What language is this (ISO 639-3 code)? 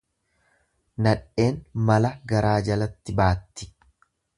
orm